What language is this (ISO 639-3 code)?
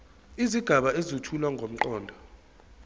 zul